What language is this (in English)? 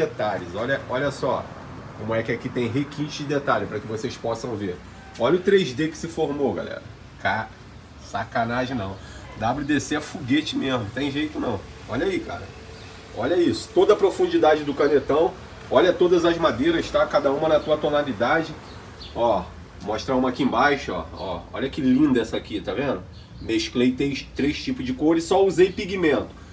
Portuguese